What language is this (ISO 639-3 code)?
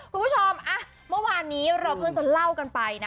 tha